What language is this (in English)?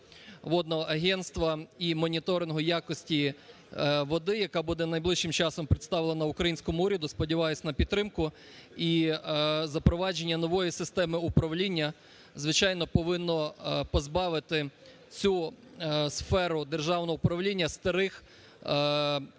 Ukrainian